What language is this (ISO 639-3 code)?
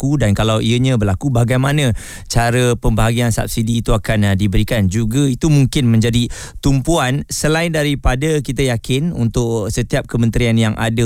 msa